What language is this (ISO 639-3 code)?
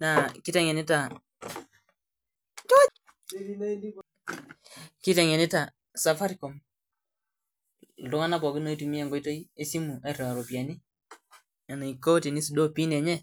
mas